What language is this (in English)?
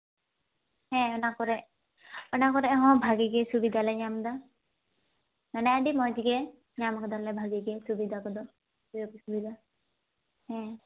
Santali